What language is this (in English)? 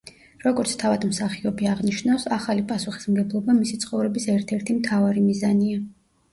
Georgian